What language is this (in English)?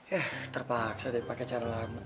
Indonesian